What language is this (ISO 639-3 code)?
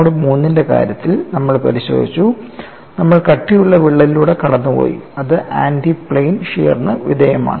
mal